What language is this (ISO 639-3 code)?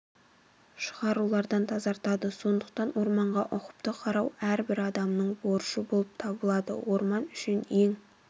kaz